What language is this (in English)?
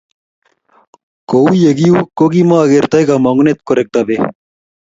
Kalenjin